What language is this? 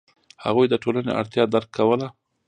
Pashto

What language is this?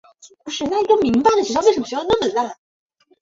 Chinese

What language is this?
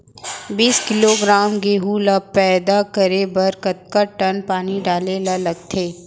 Chhattisgarhi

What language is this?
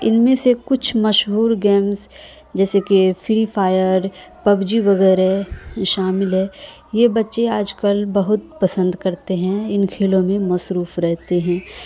Urdu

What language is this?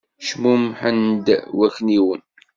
Kabyle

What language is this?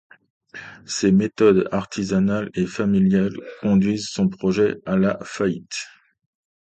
French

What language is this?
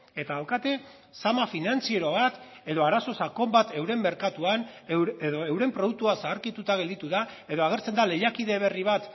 Basque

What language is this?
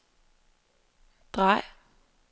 Danish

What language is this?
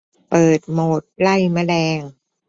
Thai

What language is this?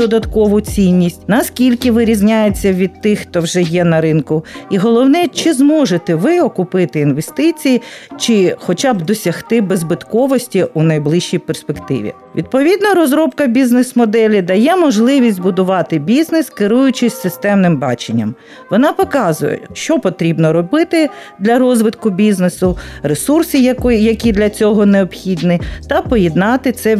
Ukrainian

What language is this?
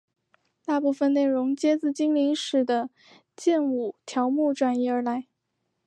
Chinese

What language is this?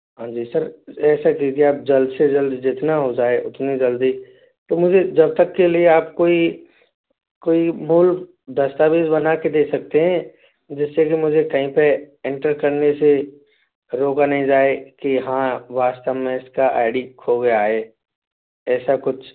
Hindi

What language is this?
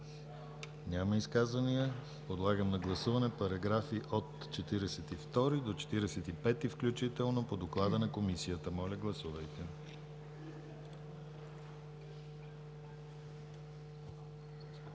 Bulgarian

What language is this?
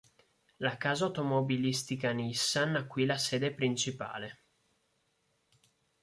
Italian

